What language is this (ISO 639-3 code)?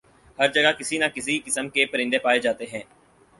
urd